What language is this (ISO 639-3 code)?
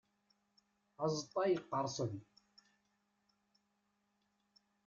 kab